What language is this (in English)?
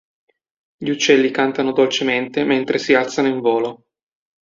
Italian